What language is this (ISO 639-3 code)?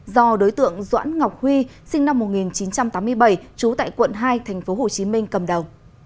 vie